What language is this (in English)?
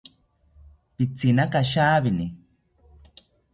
South Ucayali Ashéninka